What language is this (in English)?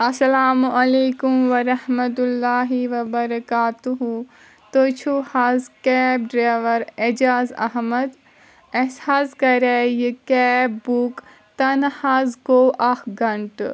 Kashmiri